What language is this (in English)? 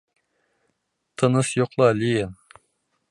Bashkir